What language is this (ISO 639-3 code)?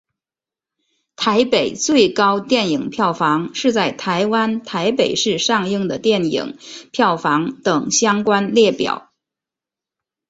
zho